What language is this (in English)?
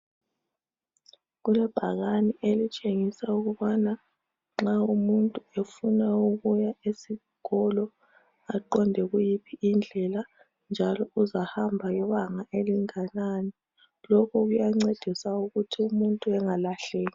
North Ndebele